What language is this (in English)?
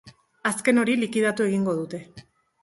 Basque